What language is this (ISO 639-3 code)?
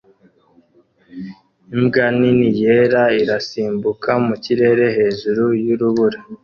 kin